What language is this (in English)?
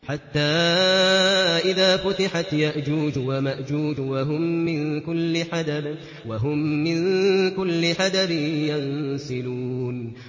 Arabic